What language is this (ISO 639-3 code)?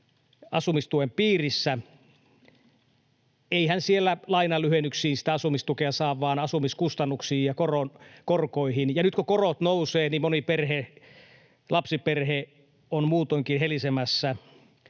fin